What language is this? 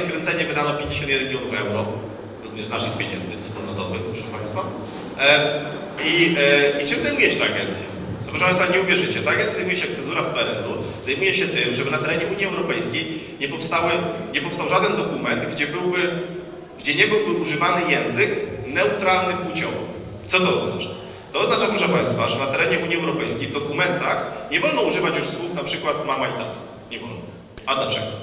Polish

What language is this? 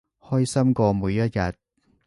Cantonese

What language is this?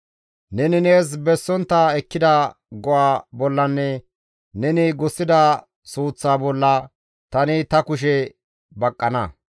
Gamo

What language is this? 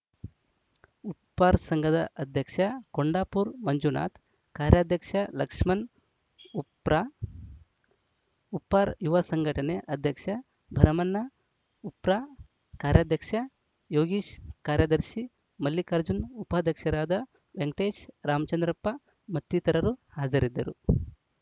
Kannada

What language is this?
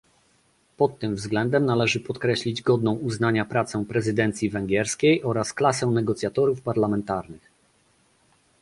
Polish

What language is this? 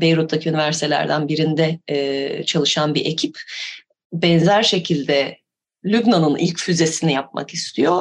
Turkish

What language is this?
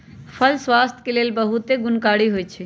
Magahi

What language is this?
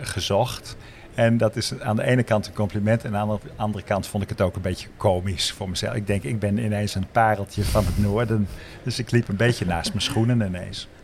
Dutch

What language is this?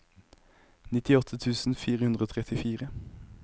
Norwegian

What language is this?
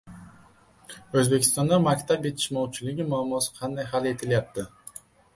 Uzbek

